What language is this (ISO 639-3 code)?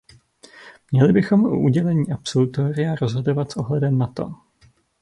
ces